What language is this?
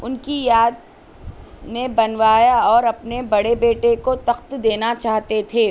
Urdu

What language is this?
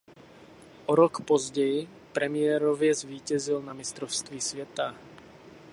Czech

